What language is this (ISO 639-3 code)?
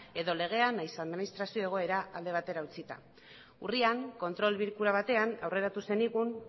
eus